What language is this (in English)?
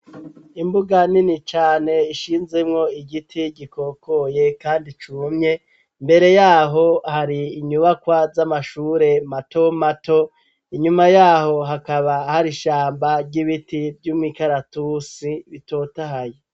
Rundi